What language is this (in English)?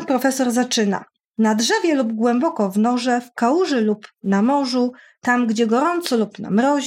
Polish